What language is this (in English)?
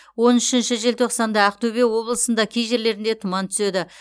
Kazakh